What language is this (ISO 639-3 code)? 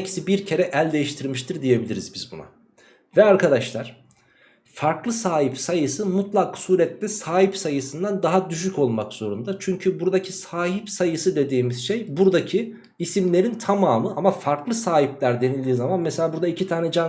tur